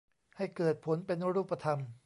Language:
Thai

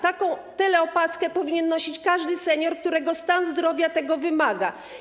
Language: Polish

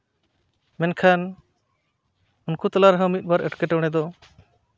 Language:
Santali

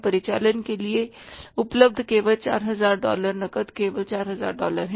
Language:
Hindi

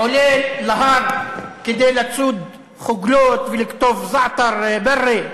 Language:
Hebrew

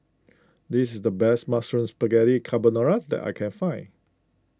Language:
English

